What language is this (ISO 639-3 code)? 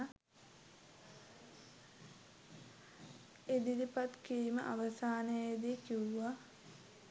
sin